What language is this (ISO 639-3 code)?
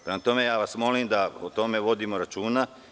srp